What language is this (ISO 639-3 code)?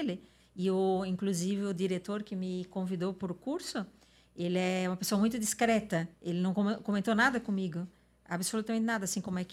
por